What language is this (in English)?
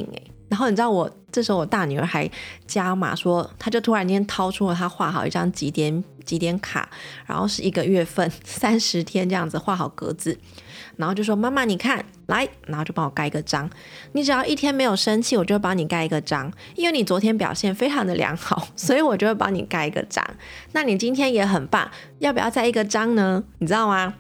Chinese